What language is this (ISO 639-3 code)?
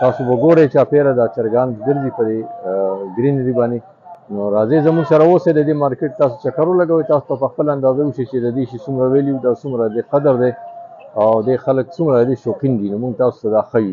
ara